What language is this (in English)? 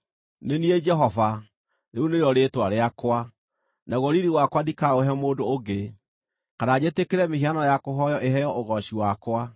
Kikuyu